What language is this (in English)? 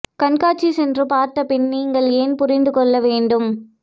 Tamil